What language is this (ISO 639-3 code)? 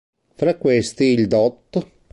ita